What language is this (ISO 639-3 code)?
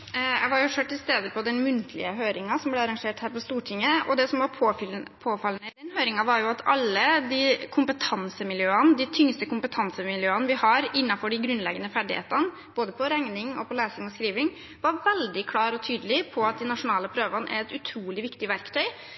nob